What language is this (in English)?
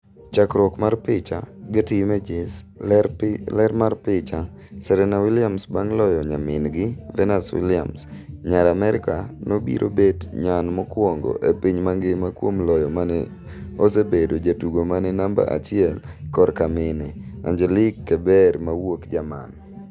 Luo (Kenya and Tanzania)